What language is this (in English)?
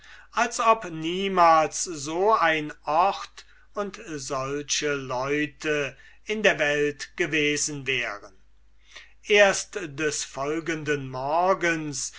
German